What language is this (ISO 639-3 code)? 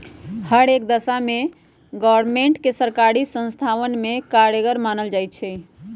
mag